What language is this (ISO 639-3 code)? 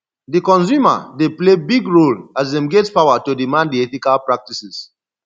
pcm